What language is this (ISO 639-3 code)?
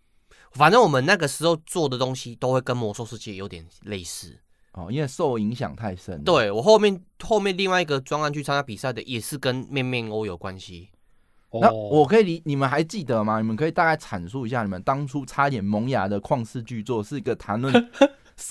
zho